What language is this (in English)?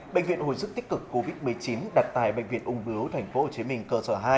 Vietnamese